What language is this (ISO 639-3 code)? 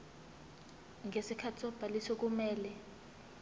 zul